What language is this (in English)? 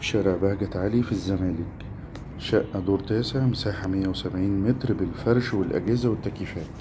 Arabic